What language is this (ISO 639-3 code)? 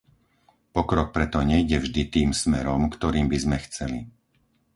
slk